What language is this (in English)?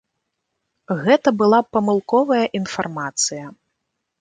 Belarusian